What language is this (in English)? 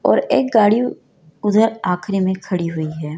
Hindi